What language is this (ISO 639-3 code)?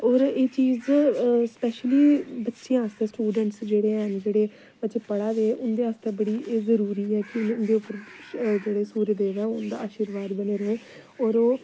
doi